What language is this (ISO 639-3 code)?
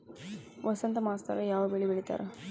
kan